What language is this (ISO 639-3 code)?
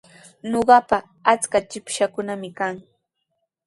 qws